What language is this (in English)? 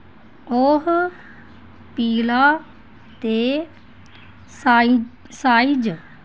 Dogri